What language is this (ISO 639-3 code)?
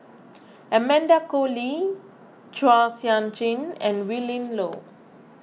eng